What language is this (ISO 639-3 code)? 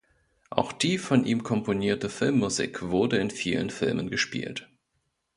deu